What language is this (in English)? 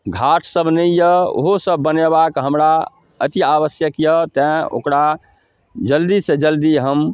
Maithili